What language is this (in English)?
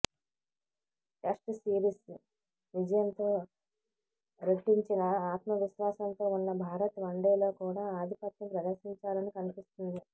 Telugu